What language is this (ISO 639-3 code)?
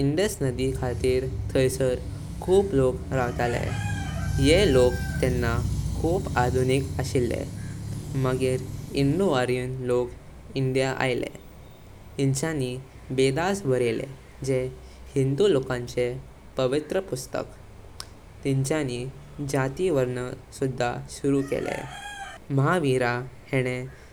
kok